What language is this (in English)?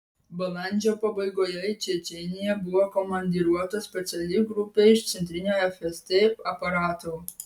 Lithuanian